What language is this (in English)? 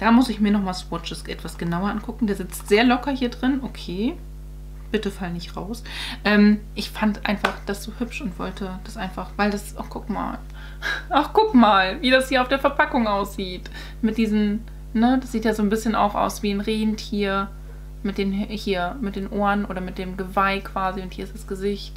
German